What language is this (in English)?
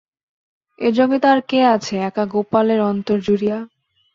Bangla